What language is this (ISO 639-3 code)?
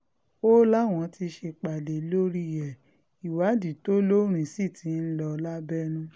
yor